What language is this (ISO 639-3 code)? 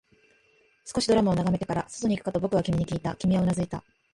jpn